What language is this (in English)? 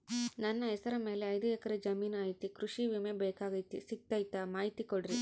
Kannada